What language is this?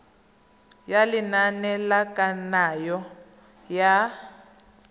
Tswana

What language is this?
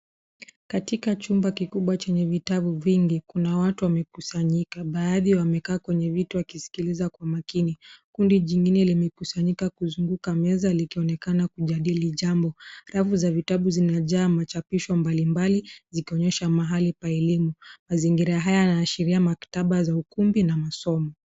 Swahili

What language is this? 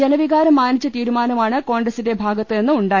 Malayalam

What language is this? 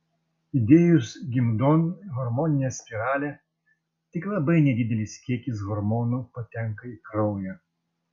Lithuanian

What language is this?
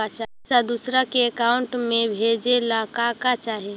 Magahi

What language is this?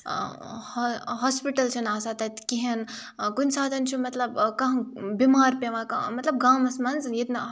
Kashmiri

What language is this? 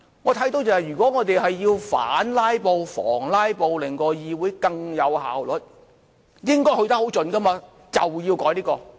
Cantonese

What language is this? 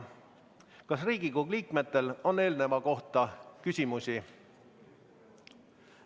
Estonian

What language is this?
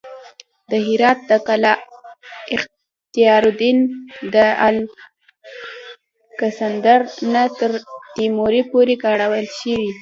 Pashto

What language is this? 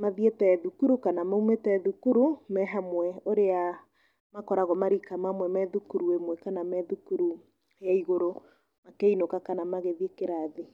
Kikuyu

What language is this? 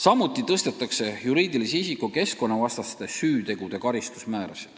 Estonian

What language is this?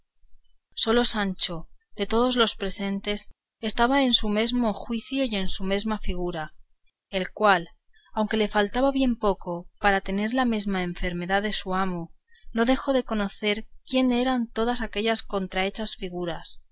Spanish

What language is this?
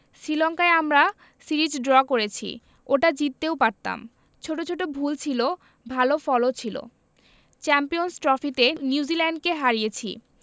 Bangla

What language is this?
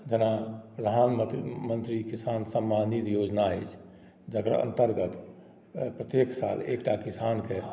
Maithili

